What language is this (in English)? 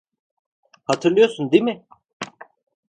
Turkish